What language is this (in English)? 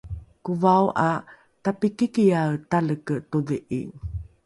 Rukai